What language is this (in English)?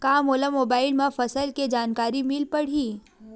Chhattisgarhi